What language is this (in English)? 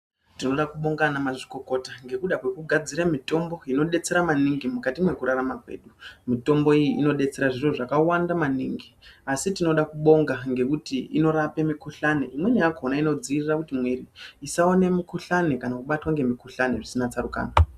Ndau